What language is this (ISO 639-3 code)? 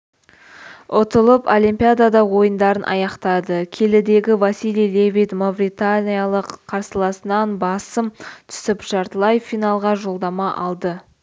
kaz